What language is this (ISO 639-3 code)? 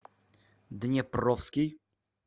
rus